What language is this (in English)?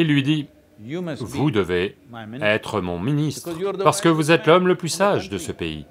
French